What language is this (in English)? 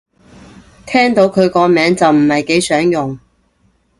Cantonese